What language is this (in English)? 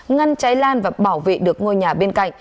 Vietnamese